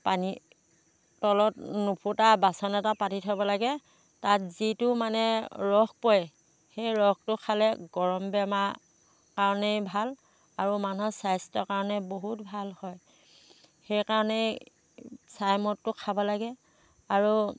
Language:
Assamese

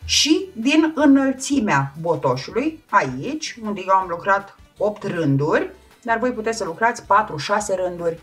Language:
Romanian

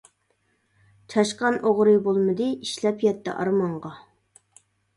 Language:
Uyghur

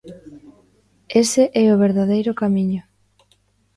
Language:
Galician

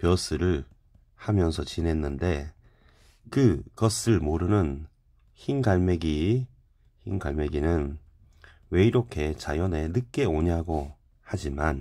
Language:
Korean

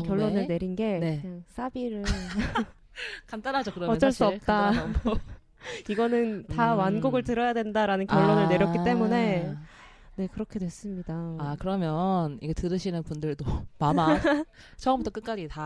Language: Korean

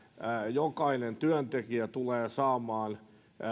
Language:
Finnish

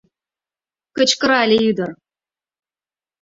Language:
Mari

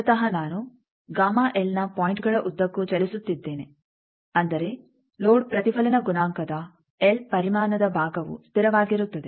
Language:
Kannada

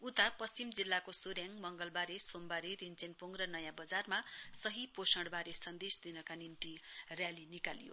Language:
Nepali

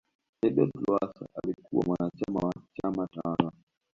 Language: Swahili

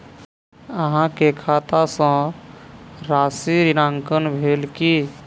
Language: Maithili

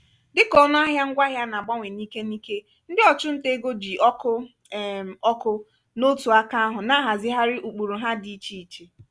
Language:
Igbo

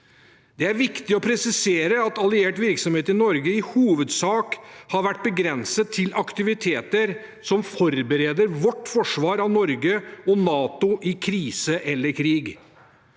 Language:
Norwegian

